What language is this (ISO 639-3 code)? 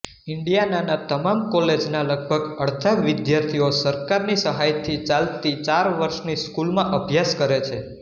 guj